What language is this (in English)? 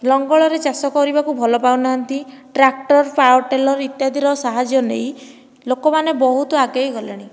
Odia